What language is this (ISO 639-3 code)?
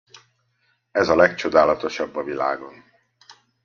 hun